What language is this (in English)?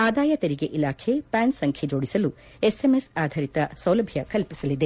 Kannada